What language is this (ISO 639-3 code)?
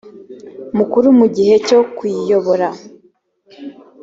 kin